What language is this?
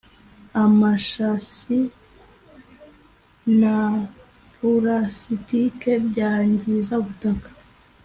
Kinyarwanda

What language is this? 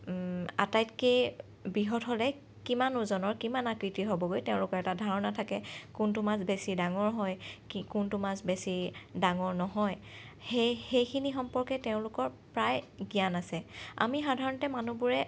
Assamese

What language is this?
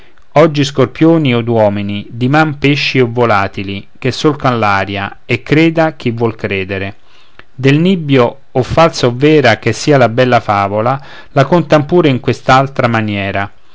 Italian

